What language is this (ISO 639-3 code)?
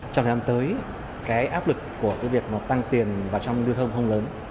vie